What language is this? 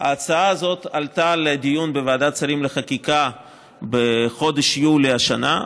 Hebrew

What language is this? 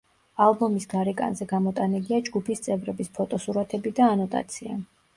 Georgian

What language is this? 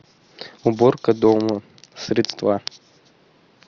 Russian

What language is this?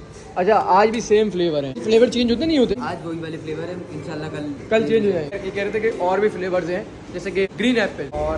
Urdu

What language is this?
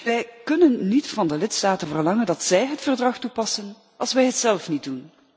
Dutch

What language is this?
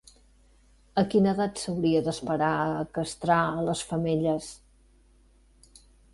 Catalan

